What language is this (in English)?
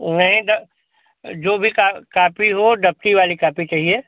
Hindi